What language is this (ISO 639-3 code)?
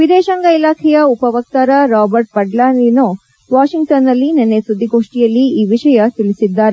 kan